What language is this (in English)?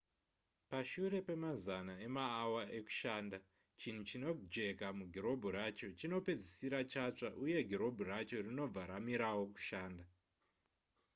Shona